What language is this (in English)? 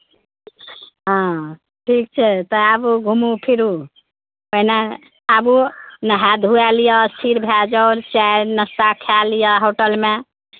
Maithili